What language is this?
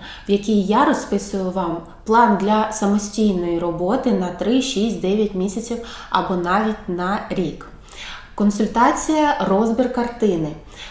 Ukrainian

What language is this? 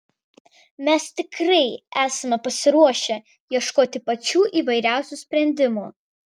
Lithuanian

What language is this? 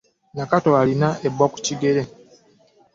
Ganda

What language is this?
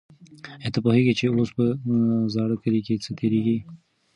Pashto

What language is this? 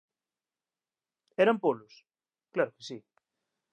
Galician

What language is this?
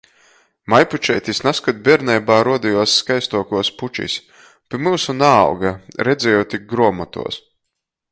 Latgalian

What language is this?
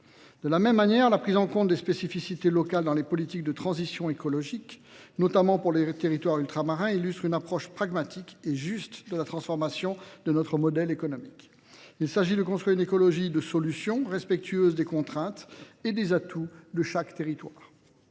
French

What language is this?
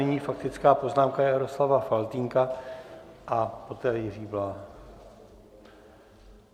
Czech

